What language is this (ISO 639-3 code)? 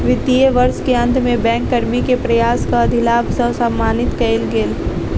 mai